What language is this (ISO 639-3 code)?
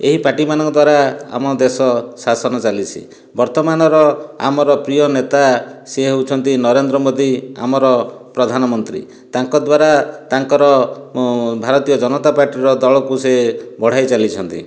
ori